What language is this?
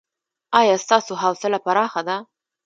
Pashto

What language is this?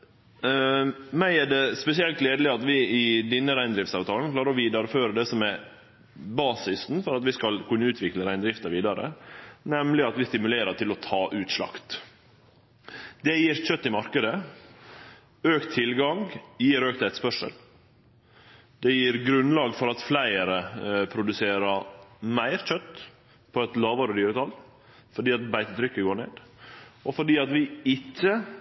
Norwegian Nynorsk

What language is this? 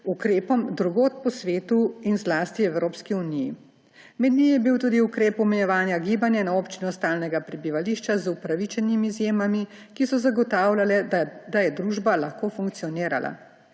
Slovenian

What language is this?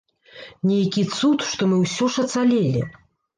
Belarusian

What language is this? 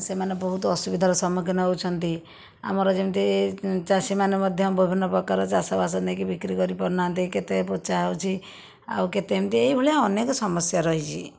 Odia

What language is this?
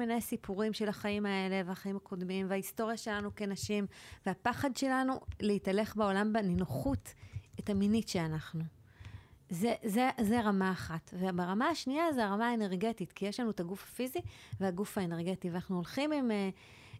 Hebrew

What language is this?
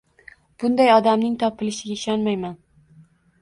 Uzbek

